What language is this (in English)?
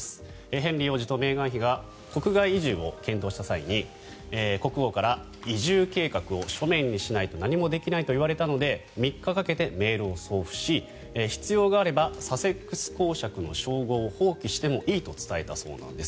Japanese